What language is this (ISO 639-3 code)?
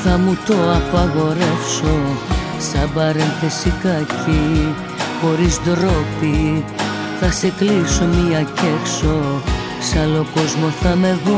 ell